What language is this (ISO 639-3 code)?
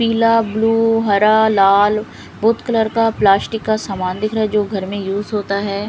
hin